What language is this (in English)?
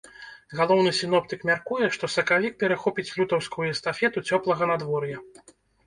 Belarusian